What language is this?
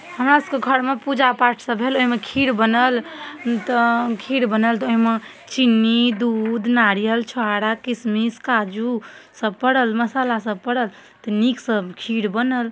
Maithili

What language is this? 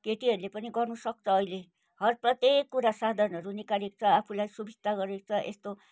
Nepali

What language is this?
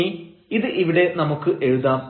Malayalam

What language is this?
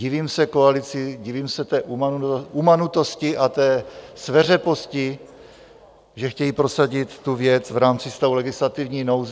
Czech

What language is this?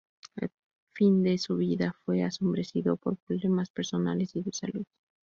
Spanish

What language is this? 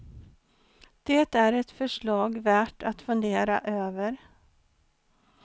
Swedish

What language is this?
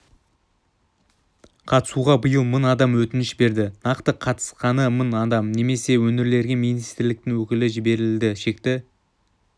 Kazakh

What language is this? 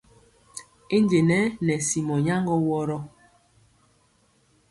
Mpiemo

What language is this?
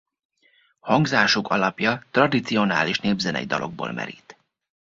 Hungarian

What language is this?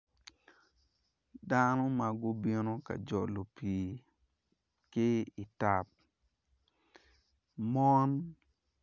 Acoli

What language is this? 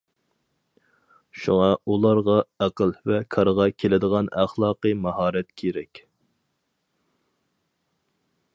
Uyghur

